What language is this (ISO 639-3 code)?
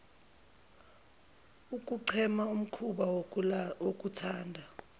zul